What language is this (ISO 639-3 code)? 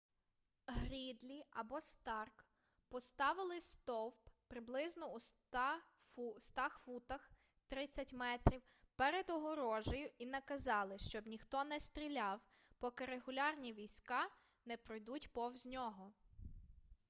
ukr